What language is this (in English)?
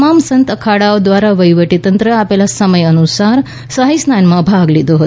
Gujarati